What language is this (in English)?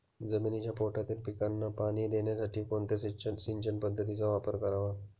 Marathi